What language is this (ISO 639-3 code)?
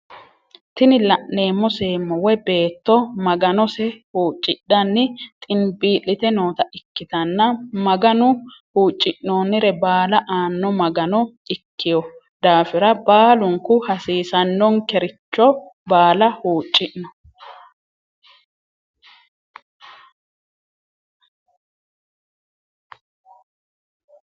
sid